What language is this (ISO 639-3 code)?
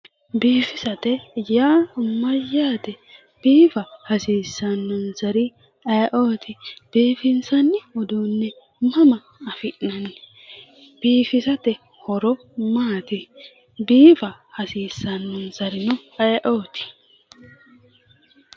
sid